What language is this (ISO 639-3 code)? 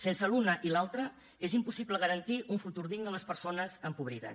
cat